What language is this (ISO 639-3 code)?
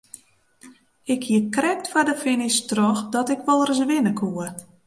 fry